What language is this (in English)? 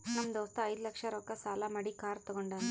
Kannada